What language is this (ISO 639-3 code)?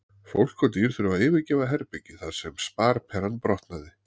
isl